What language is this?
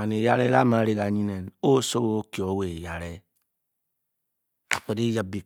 Bokyi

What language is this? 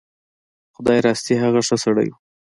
Pashto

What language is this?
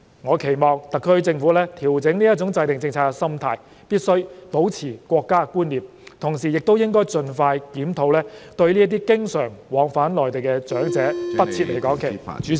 Cantonese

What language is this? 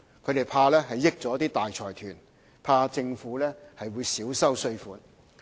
Cantonese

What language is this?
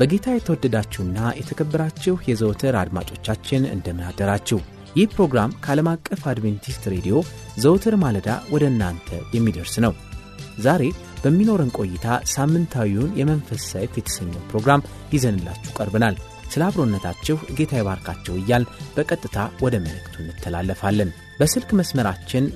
Amharic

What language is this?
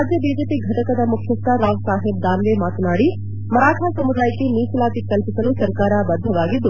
Kannada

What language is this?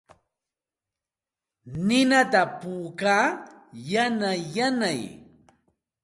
Santa Ana de Tusi Pasco Quechua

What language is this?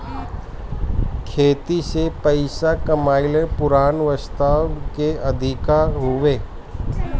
Bhojpuri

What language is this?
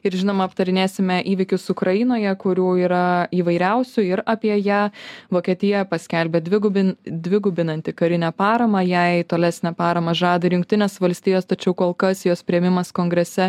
Lithuanian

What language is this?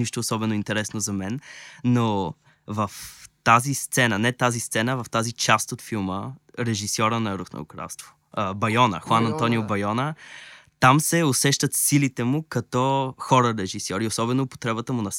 Bulgarian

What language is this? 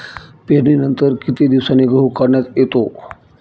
Marathi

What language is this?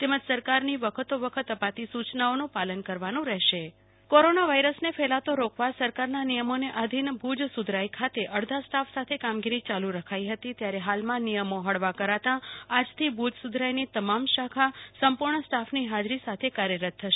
Gujarati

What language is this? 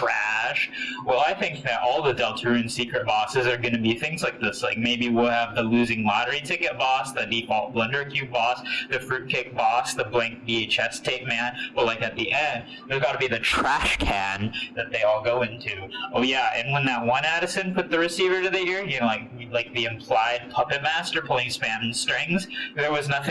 English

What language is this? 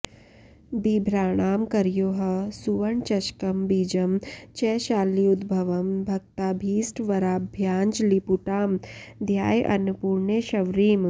Sanskrit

